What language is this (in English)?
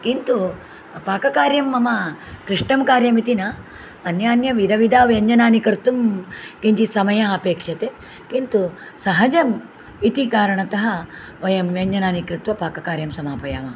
Sanskrit